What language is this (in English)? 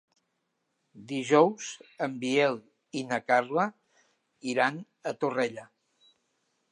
Catalan